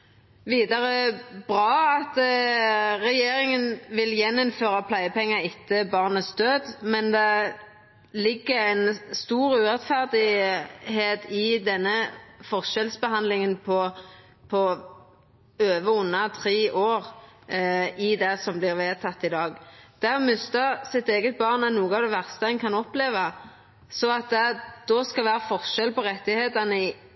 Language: Norwegian Nynorsk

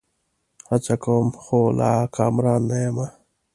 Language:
Pashto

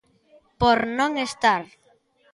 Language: Galician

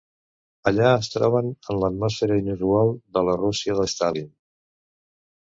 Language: Catalan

